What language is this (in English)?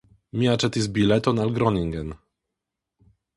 Esperanto